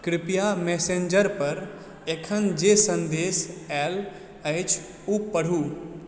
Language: Maithili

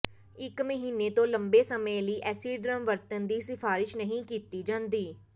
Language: Punjabi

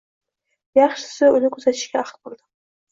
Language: Uzbek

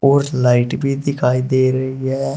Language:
Hindi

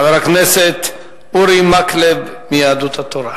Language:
Hebrew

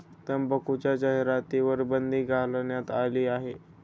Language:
Marathi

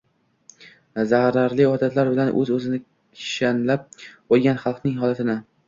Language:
Uzbek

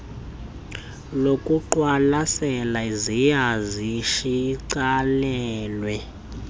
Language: Xhosa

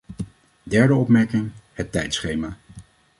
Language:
Dutch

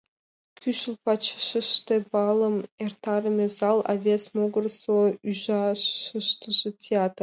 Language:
Mari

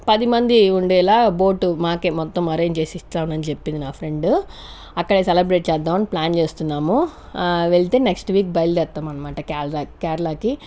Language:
Telugu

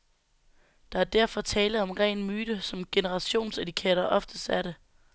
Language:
Danish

